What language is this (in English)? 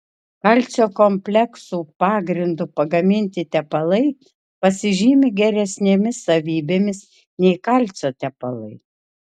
Lithuanian